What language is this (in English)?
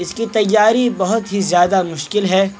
Urdu